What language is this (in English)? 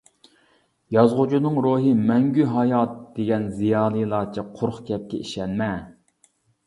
Uyghur